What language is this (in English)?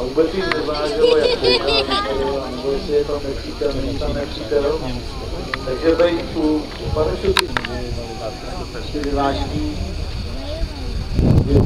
Czech